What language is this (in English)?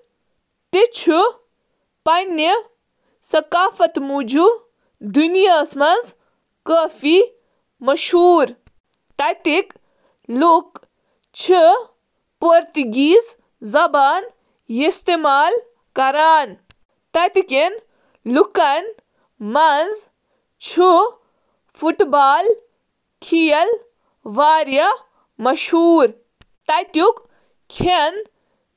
Kashmiri